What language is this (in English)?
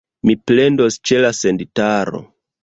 Esperanto